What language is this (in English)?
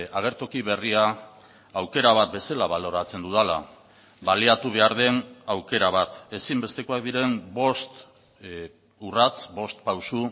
Basque